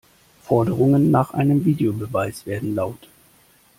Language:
German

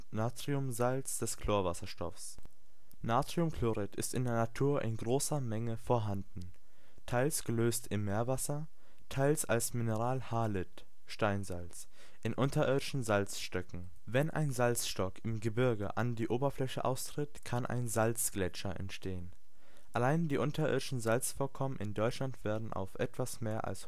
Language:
German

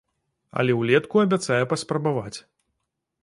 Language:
Belarusian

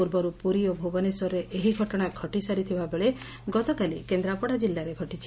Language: Odia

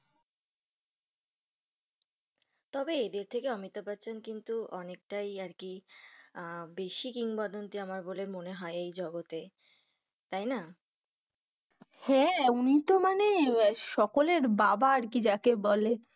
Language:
Bangla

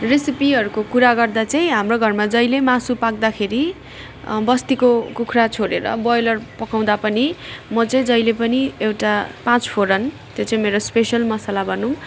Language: Nepali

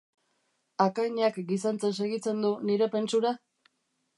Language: Basque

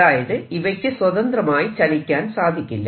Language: Malayalam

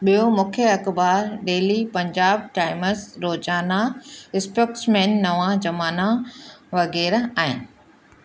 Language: Sindhi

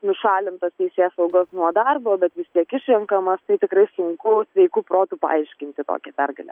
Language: Lithuanian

